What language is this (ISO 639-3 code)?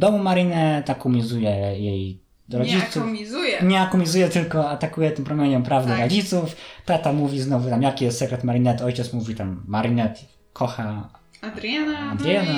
pol